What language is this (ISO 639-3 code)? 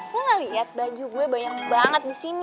ind